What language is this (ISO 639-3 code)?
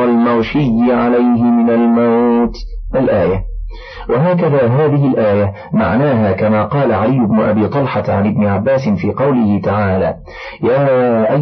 ara